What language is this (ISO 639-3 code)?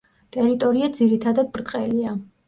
kat